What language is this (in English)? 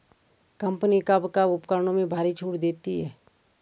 Hindi